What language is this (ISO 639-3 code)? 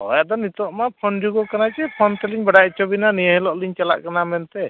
sat